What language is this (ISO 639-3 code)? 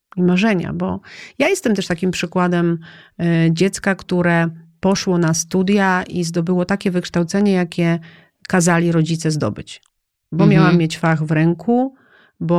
pol